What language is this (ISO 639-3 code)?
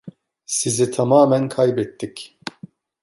tur